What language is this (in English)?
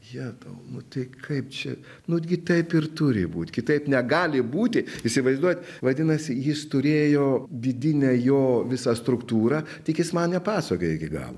Lithuanian